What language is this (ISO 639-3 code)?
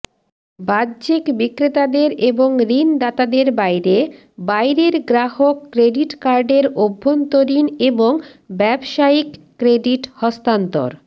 ben